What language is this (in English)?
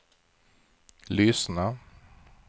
Swedish